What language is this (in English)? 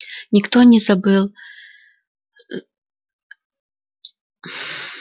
Russian